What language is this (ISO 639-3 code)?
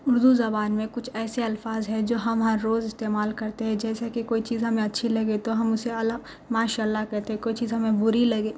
urd